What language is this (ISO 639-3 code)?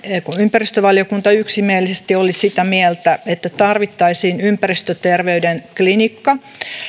fin